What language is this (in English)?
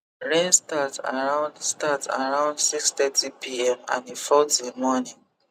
Nigerian Pidgin